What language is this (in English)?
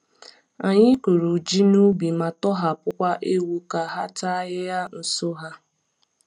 Igbo